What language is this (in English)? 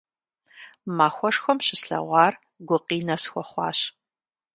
Kabardian